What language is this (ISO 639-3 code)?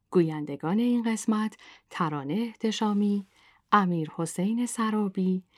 fas